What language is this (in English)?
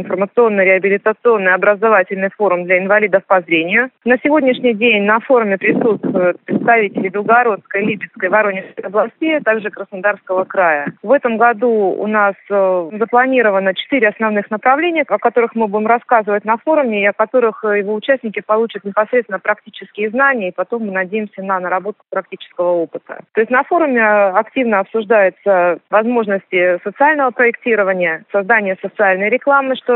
Russian